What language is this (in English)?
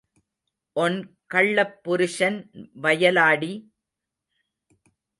Tamil